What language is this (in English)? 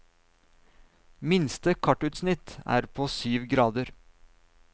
Norwegian